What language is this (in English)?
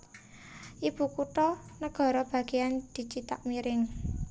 Javanese